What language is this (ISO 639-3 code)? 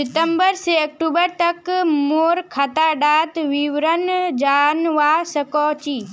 mag